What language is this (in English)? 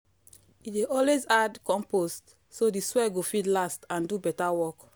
Nigerian Pidgin